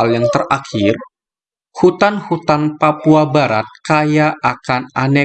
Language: Indonesian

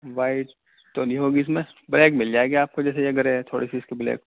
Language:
Urdu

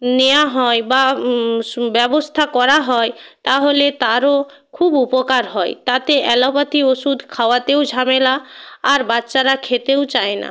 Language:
Bangla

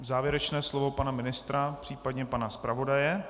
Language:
Czech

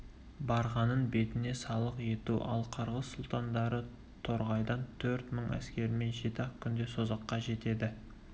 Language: Kazakh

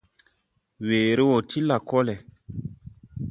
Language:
Tupuri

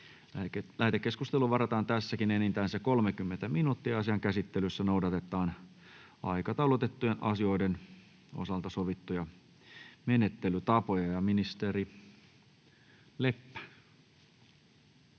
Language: Finnish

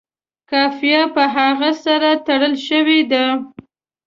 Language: Pashto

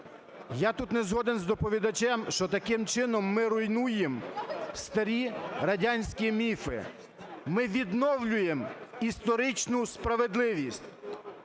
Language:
Ukrainian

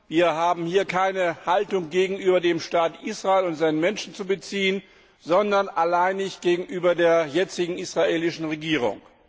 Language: German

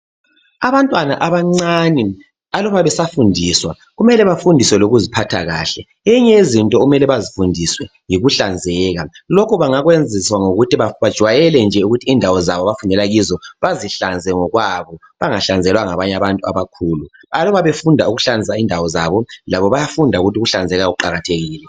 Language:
North Ndebele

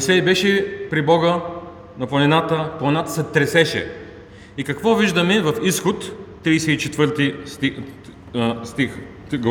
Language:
Bulgarian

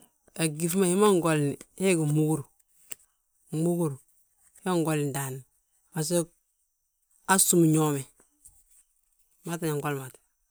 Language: Balanta-Ganja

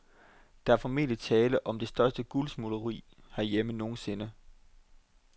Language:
Danish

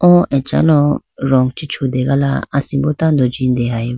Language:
Idu-Mishmi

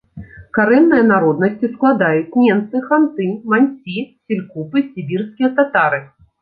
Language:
Belarusian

